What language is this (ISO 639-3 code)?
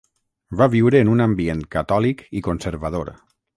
cat